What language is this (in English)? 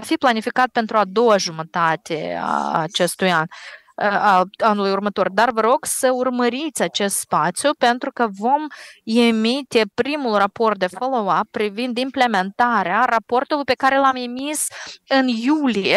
Romanian